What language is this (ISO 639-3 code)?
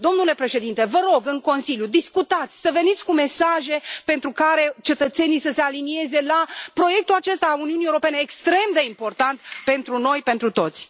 ron